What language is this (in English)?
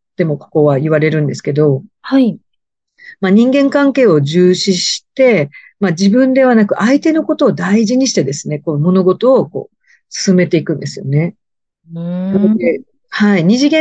Japanese